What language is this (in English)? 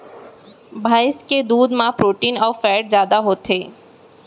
Chhattisgarhi